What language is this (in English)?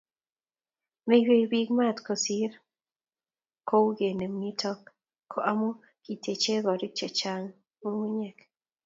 Kalenjin